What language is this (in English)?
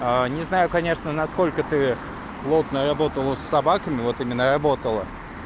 Russian